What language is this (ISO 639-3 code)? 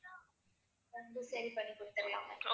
tam